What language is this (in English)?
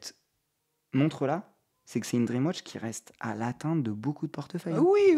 French